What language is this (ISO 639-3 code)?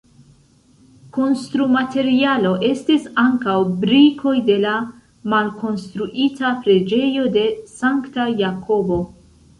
epo